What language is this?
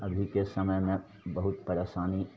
Maithili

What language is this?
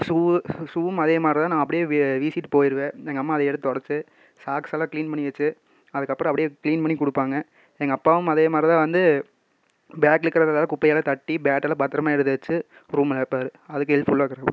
Tamil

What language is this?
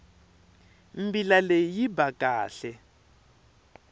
Tsonga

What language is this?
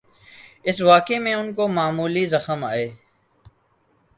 Urdu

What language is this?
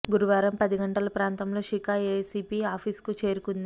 Telugu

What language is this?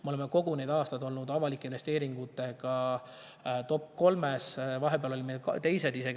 Estonian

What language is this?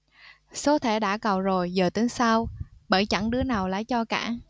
Vietnamese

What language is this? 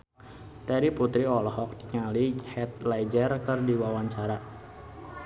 Sundanese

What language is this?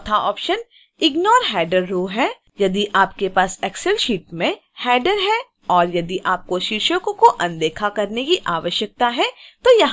Hindi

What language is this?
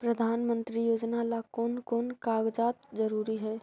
Magahi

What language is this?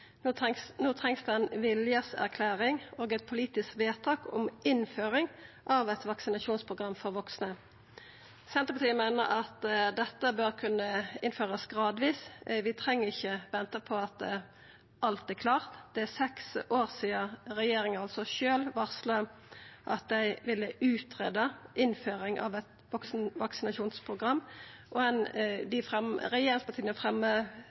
Norwegian Nynorsk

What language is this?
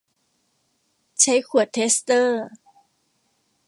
Thai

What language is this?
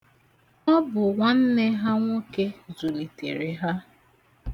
Igbo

